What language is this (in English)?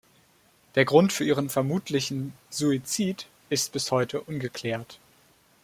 German